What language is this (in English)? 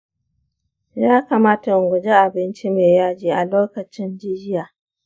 Hausa